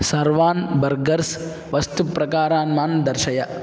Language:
Sanskrit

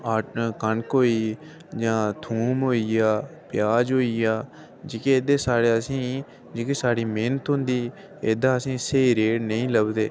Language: Dogri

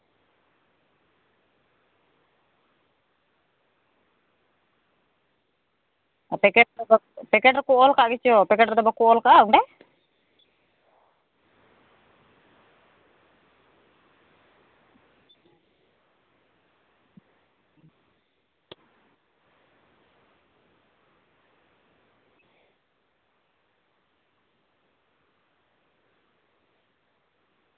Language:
Santali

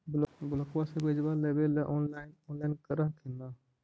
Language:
Magahi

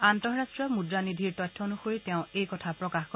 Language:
Assamese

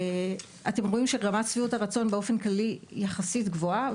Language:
Hebrew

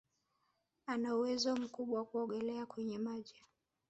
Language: Swahili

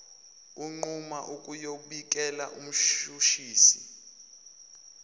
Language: Zulu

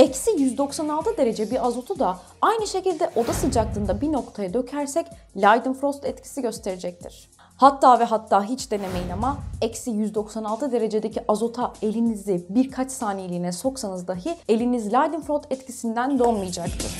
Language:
Turkish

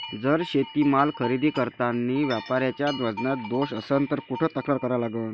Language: Marathi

